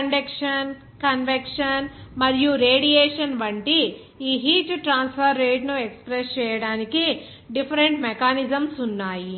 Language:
Telugu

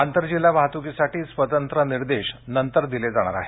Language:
Marathi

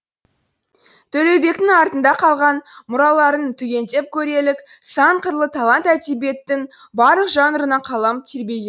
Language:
Kazakh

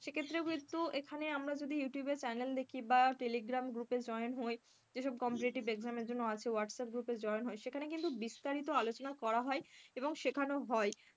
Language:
Bangla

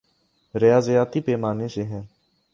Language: Urdu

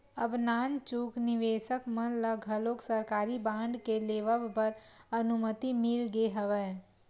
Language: Chhattisgarhi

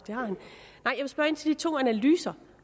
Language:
Danish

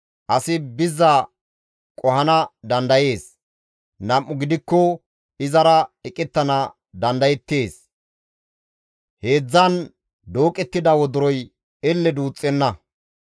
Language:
Gamo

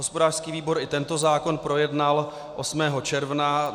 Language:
Czech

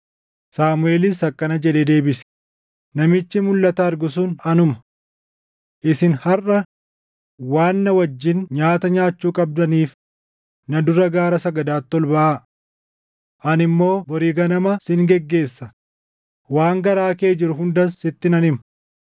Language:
Oromo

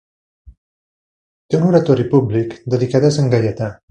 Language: Catalan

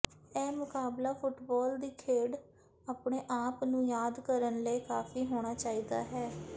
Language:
Punjabi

